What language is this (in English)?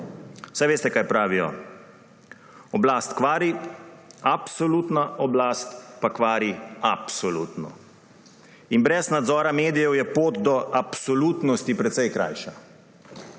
Slovenian